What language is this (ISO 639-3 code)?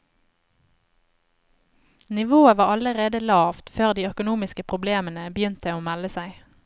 nor